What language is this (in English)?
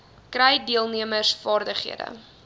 Afrikaans